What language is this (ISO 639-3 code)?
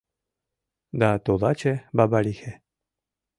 chm